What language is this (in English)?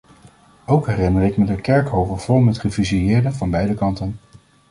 Dutch